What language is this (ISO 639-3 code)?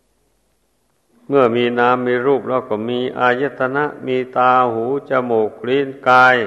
tha